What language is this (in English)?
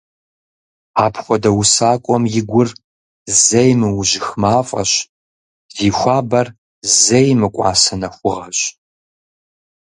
Kabardian